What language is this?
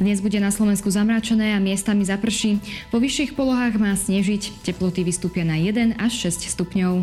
Slovak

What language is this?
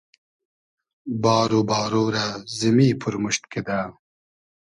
Hazaragi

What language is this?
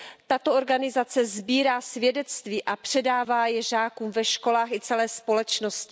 Czech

